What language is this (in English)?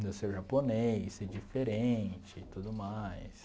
Portuguese